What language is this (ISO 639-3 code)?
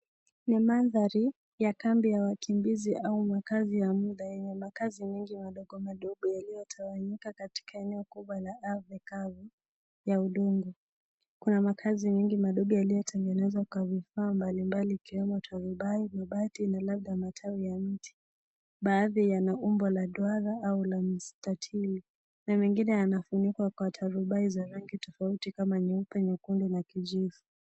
swa